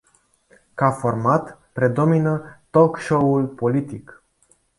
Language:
Romanian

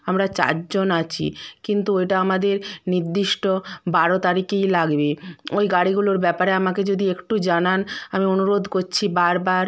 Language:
Bangla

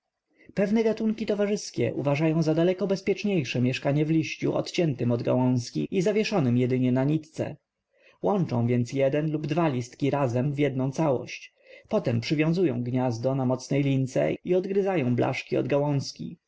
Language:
Polish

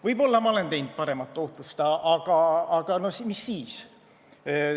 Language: Estonian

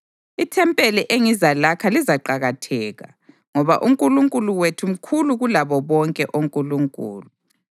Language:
North Ndebele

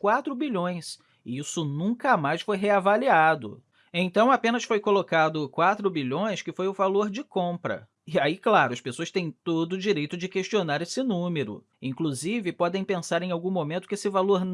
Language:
Portuguese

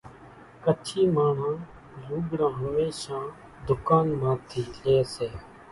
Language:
Kachi Koli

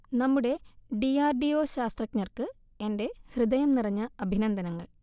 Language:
Malayalam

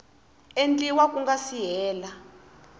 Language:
Tsonga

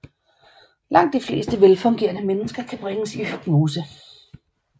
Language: Danish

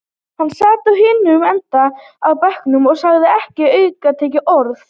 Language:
Icelandic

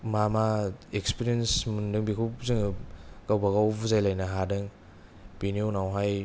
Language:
Bodo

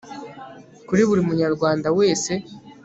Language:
Kinyarwanda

